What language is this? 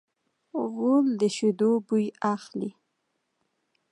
Pashto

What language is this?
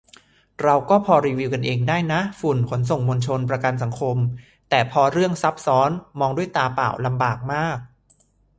Thai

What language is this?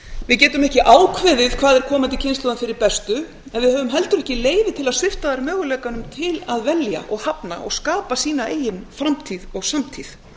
Icelandic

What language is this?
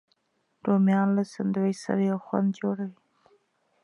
Pashto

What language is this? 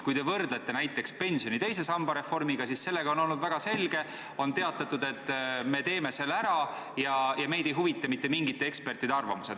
Estonian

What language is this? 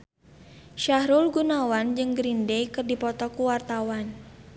Sundanese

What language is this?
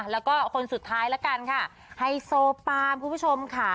Thai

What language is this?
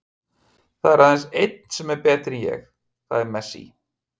Icelandic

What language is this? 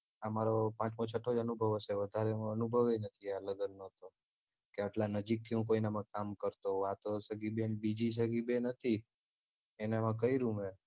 Gujarati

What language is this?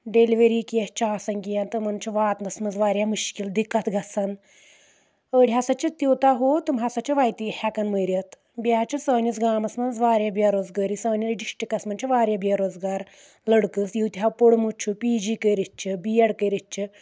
Kashmiri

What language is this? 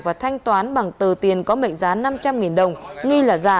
Vietnamese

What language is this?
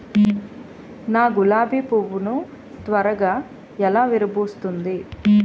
Telugu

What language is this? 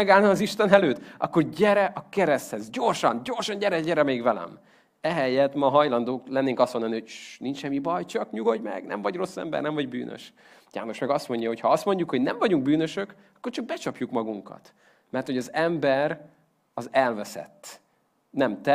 Hungarian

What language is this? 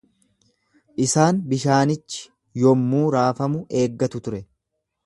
Oromo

